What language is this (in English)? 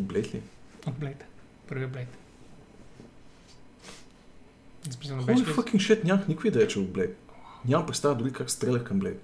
Bulgarian